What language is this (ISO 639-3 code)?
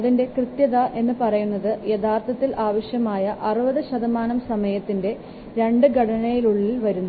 mal